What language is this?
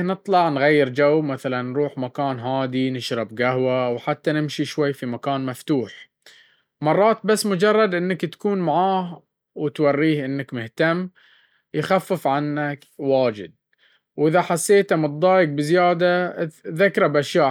Baharna Arabic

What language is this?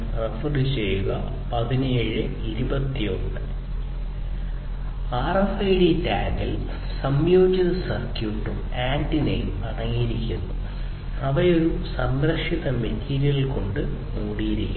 Malayalam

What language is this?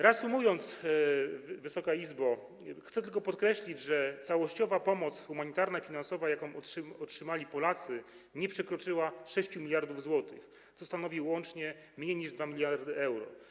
Polish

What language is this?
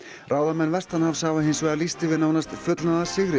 Icelandic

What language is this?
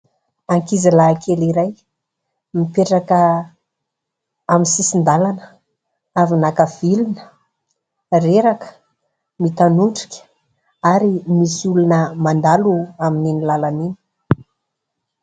Malagasy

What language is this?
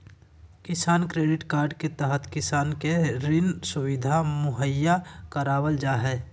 Magahi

